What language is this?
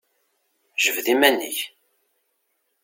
Kabyle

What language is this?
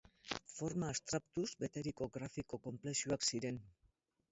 Basque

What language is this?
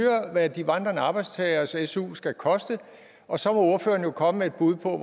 Danish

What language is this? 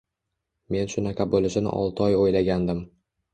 Uzbek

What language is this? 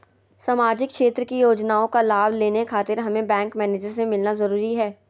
Magahi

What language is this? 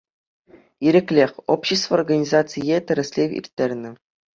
Chuvash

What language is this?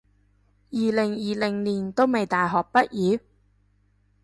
Cantonese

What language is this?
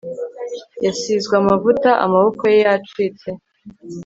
Kinyarwanda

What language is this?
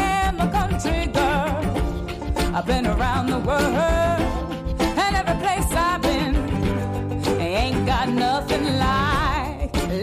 Hungarian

